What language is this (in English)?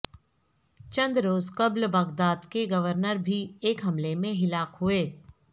Urdu